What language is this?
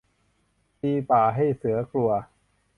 Thai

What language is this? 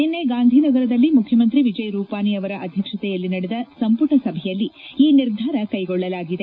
Kannada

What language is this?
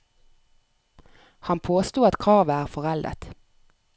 Norwegian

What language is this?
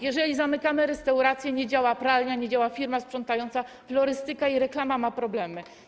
Polish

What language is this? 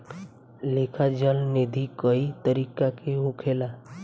Bhojpuri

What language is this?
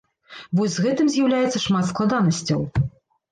Belarusian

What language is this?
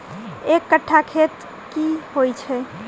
Maithili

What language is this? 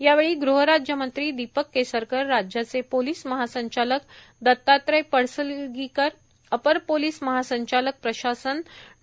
Marathi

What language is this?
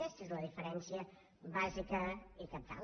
Catalan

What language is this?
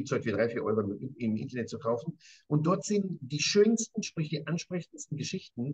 German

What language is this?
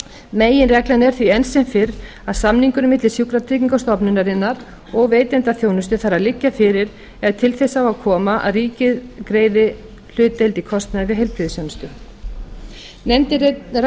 Icelandic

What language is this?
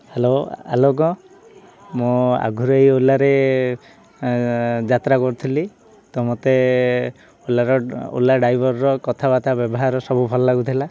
Odia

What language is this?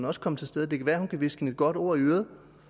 Danish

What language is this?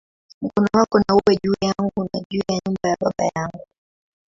Swahili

